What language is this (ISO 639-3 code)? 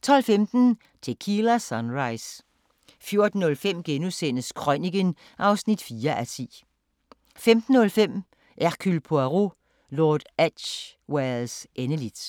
dan